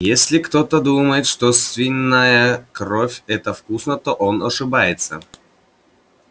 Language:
Russian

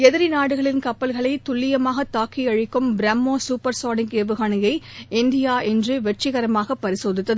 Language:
Tamil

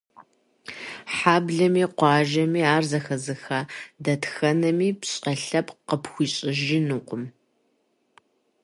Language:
Kabardian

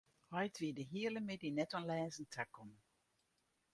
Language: Western Frisian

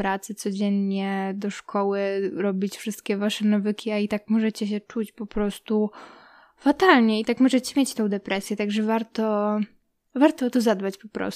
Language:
Polish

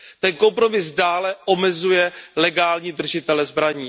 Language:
Czech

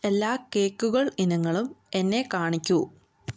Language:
Malayalam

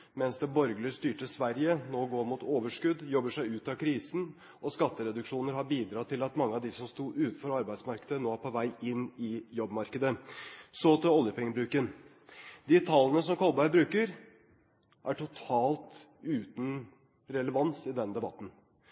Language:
Norwegian Bokmål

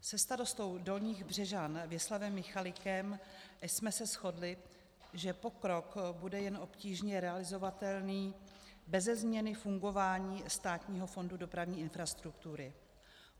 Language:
Czech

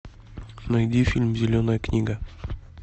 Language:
Russian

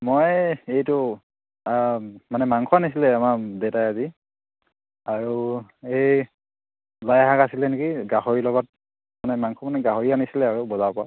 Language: Assamese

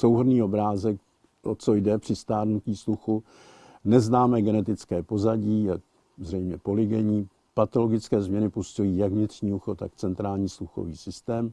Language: Czech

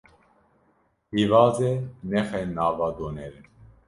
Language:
Kurdish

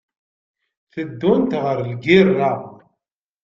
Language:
Kabyle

